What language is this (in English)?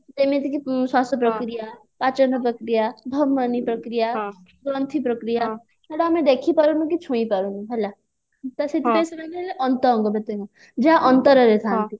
Odia